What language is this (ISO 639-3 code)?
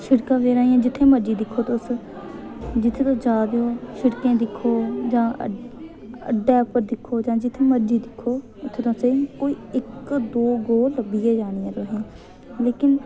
doi